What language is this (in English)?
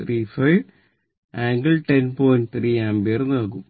Malayalam